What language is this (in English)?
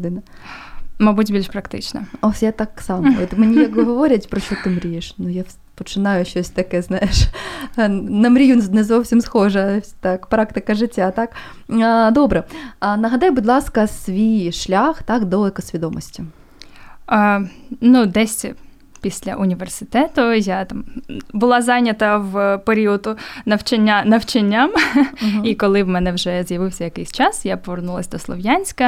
Ukrainian